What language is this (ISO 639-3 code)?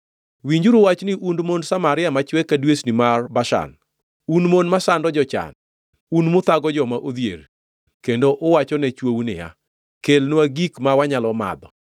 luo